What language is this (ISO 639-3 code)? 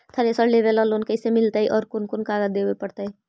mag